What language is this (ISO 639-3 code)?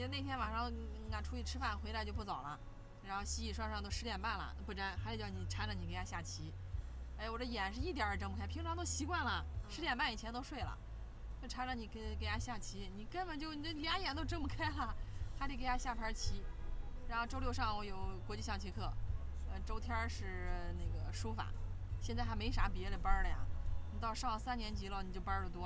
zho